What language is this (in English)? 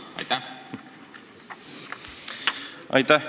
Estonian